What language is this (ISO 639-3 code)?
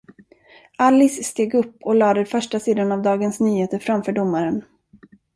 swe